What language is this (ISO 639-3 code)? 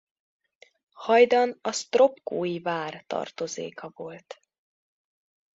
hun